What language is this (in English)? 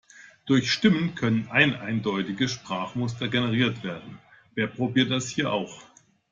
German